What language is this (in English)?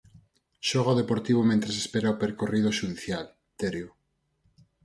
Galician